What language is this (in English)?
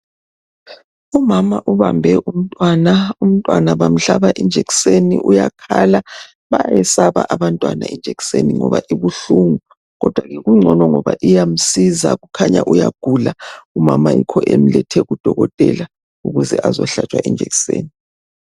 North Ndebele